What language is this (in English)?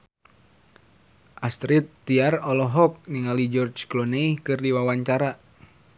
Sundanese